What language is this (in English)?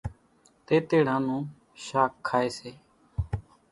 Kachi Koli